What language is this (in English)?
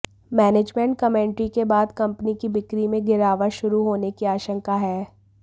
Hindi